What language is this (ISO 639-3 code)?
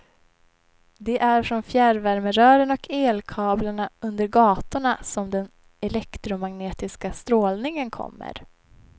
swe